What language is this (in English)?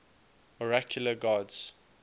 English